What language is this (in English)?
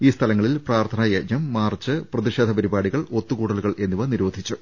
Malayalam